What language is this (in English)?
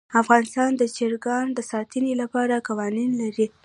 Pashto